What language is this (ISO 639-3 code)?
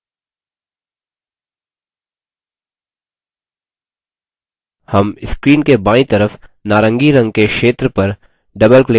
hin